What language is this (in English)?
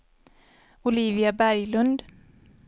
Swedish